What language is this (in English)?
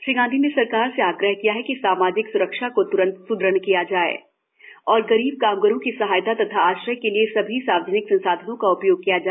Hindi